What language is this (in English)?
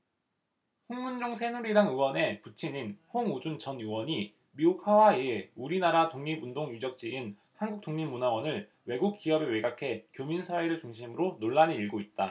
Korean